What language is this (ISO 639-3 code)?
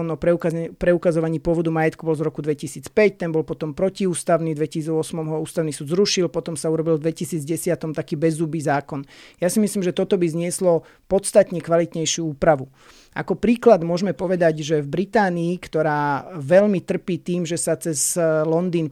slk